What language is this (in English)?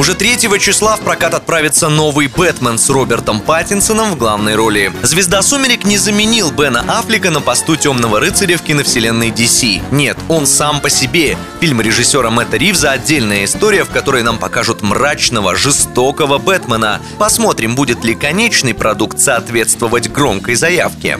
Russian